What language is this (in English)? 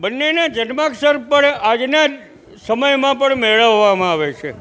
Gujarati